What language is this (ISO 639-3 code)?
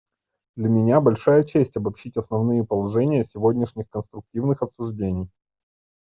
rus